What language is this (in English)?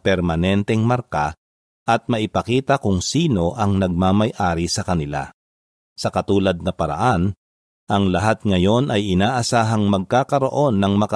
Filipino